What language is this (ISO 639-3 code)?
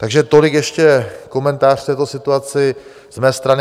ces